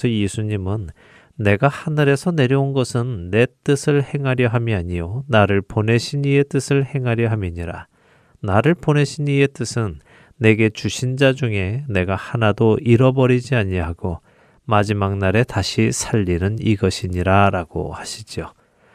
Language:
Korean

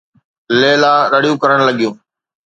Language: Sindhi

